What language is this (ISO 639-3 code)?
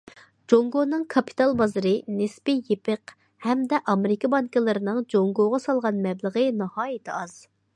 uig